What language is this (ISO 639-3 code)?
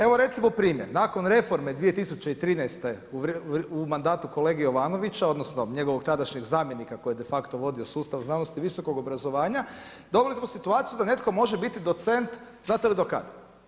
hrv